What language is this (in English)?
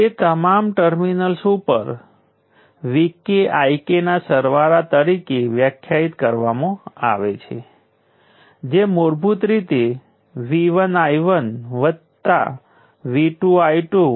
Gujarati